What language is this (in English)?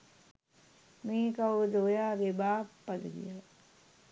Sinhala